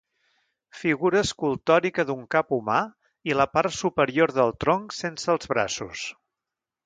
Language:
Catalan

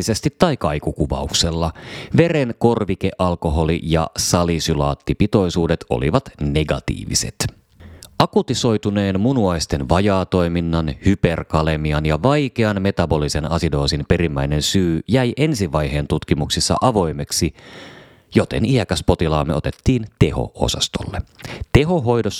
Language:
Finnish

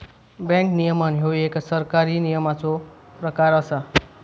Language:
Marathi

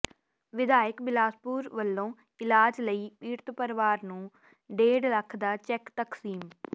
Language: Punjabi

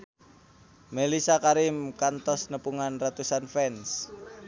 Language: Sundanese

